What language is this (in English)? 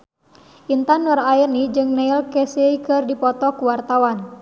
Sundanese